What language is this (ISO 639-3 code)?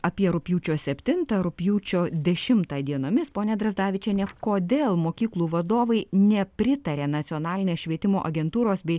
lit